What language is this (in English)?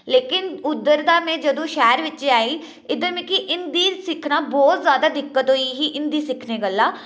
Dogri